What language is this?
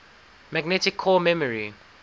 English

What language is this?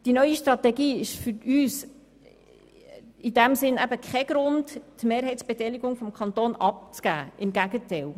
Swiss German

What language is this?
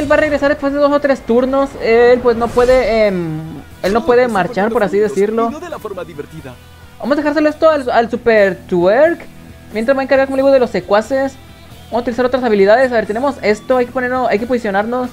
Spanish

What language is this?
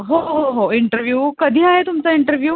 Marathi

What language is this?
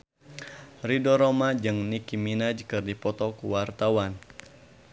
Sundanese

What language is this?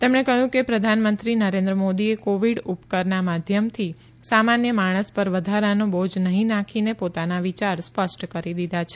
Gujarati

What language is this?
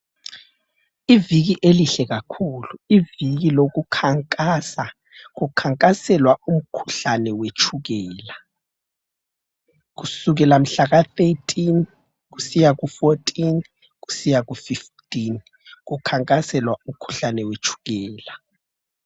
North Ndebele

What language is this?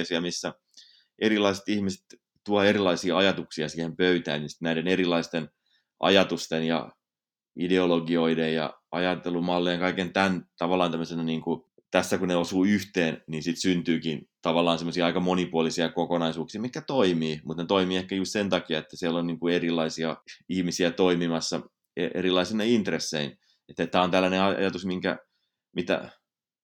Finnish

